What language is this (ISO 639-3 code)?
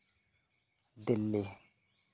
sat